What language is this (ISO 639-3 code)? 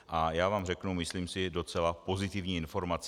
ces